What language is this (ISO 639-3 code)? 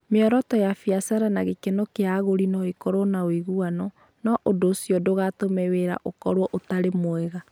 kik